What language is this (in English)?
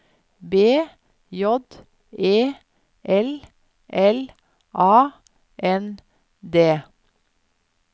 Norwegian